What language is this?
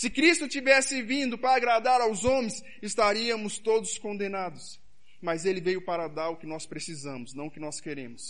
Portuguese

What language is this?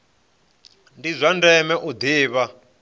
Venda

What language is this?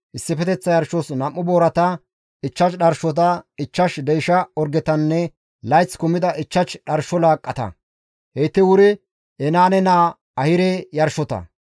Gamo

